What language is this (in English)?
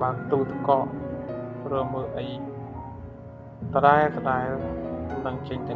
Vietnamese